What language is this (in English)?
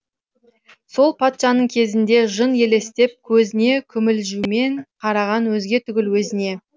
Kazakh